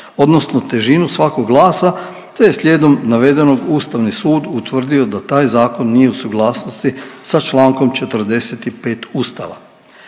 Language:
Croatian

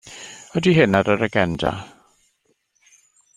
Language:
Welsh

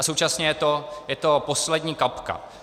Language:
Czech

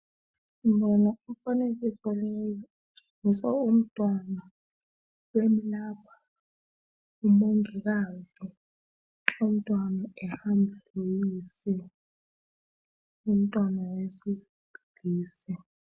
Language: North Ndebele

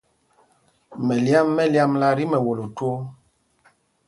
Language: Mpumpong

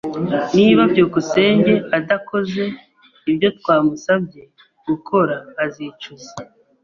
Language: Kinyarwanda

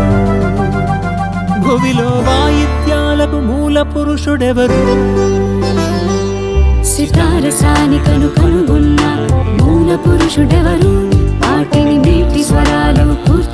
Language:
Telugu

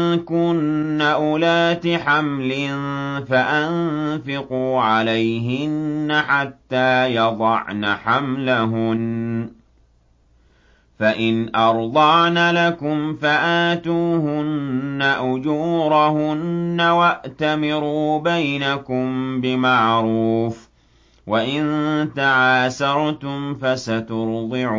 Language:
Arabic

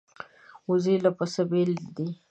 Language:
Pashto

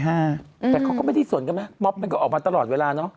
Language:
Thai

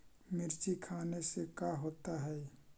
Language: Magahi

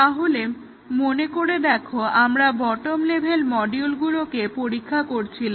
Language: Bangla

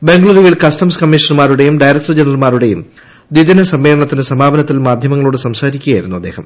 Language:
Malayalam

